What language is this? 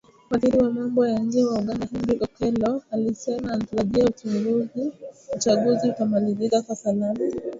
Swahili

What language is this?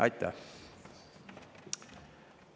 Estonian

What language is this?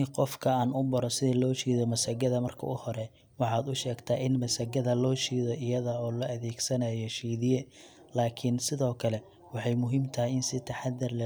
Somali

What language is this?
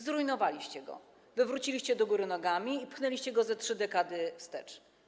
Polish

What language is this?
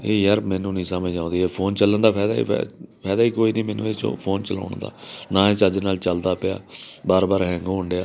Punjabi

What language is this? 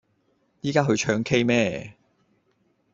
Cantonese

